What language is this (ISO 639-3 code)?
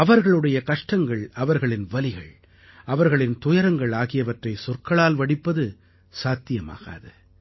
tam